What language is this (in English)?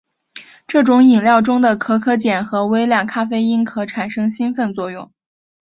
Chinese